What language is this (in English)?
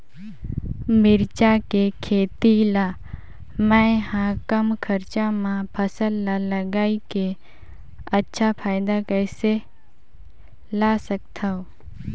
Chhattisgarhi